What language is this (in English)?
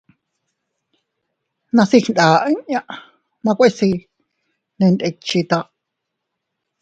Teutila Cuicatec